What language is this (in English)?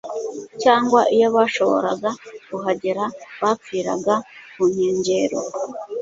Kinyarwanda